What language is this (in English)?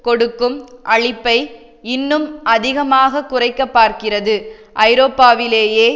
Tamil